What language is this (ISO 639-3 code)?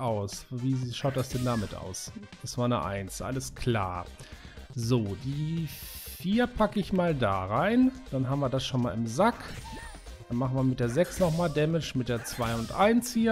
deu